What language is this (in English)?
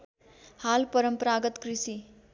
Nepali